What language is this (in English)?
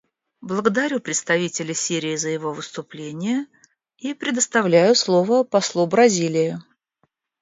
Russian